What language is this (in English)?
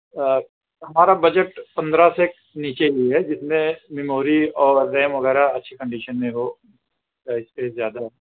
Urdu